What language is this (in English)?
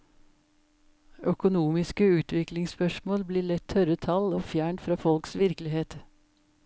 Norwegian